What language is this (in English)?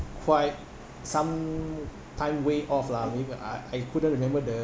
English